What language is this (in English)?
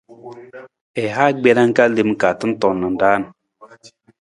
Nawdm